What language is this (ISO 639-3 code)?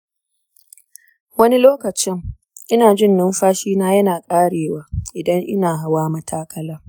hau